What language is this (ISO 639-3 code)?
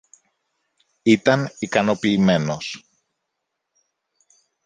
ell